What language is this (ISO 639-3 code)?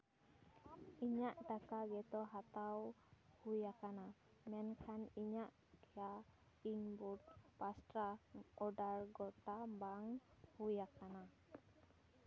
sat